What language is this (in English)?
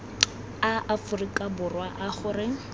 Tswana